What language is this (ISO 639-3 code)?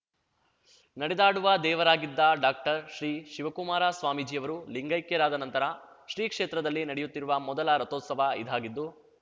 kan